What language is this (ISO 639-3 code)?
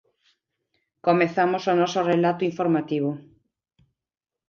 glg